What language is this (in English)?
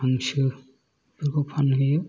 Bodo